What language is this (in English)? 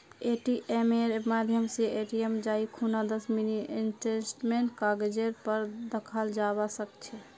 Magahi